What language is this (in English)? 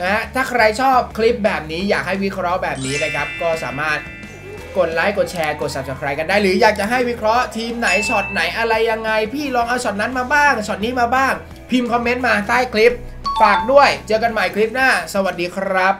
Thai